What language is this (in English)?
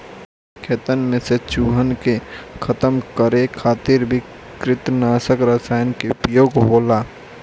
Bhojpuri